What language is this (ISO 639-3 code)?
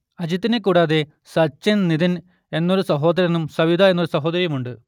mal